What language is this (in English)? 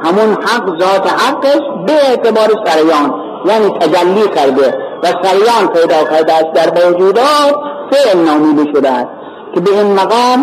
Persian